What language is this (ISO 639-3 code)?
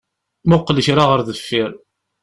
kab